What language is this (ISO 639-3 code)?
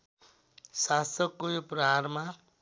nep